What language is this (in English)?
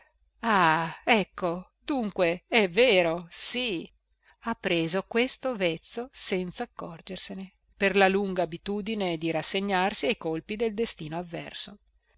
Italian